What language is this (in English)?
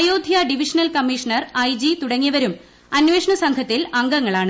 Malayalam